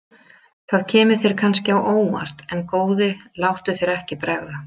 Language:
Icelandic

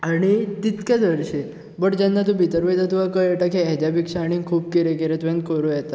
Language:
Konkani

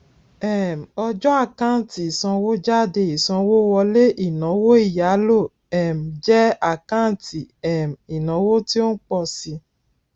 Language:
Yoruba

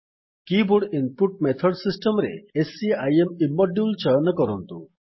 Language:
Odia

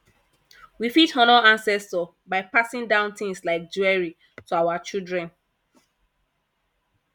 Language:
Nigerian Pidgin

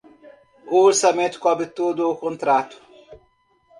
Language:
Portuguese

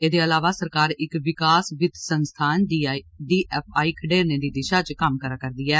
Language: Dogri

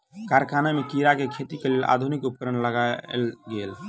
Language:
Maithili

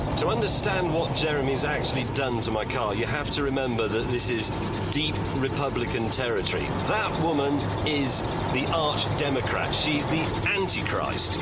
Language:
English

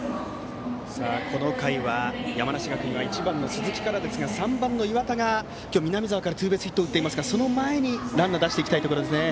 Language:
Japanese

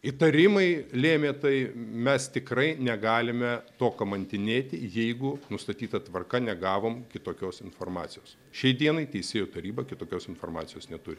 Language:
Lithuanian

